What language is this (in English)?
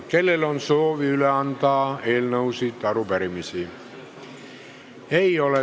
Estonian